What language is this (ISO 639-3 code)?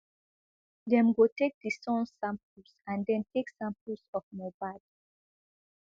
pcm